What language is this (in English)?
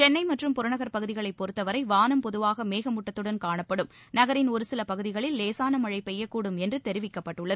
Tamil